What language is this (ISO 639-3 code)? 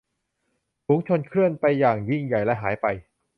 tha